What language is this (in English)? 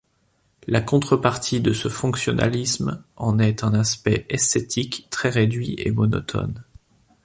French